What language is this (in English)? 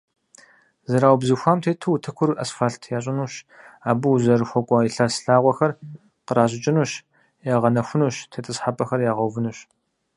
Kabardian